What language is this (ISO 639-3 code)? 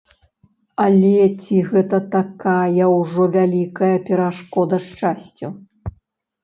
bel